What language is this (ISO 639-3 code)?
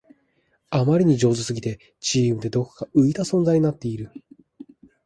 jpn